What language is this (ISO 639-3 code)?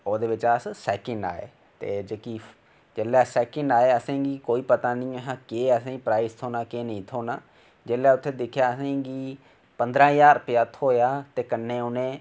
doi